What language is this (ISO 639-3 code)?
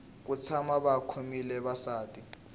tso